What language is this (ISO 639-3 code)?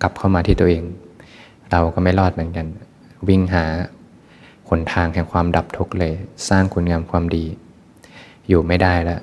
tha